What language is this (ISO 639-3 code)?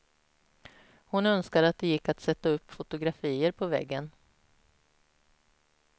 swe